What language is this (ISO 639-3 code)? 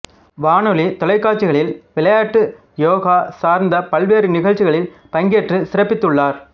tam